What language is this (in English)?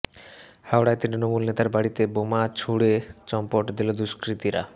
Bangla